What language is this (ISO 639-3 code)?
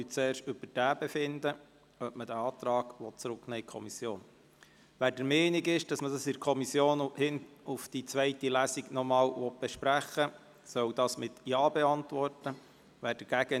gsw